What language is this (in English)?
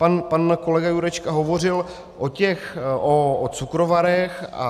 Czech